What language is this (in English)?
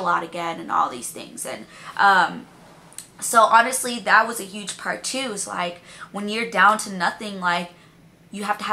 English